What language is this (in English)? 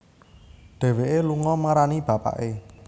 Javanese